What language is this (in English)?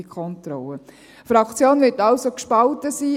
Swiss German